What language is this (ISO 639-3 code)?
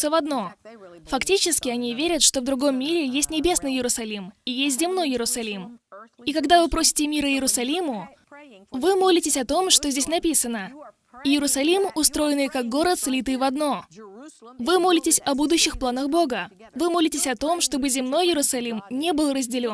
rus